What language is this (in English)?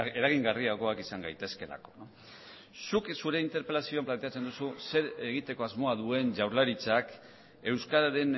Basque